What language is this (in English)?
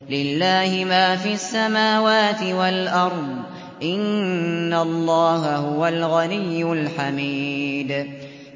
Arabic